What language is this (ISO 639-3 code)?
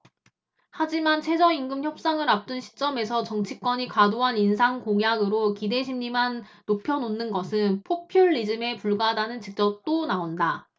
kor